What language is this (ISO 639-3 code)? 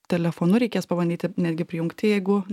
lit